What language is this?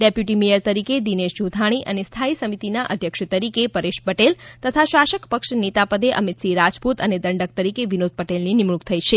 Gujarati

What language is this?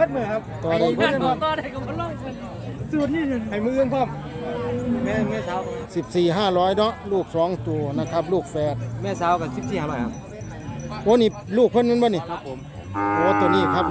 Thai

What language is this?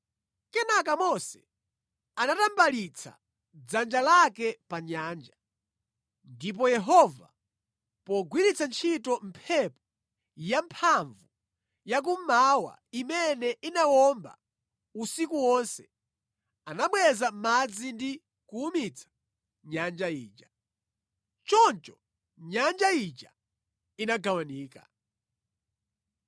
Nyanja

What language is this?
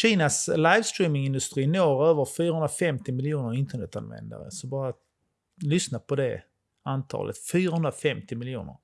Swedish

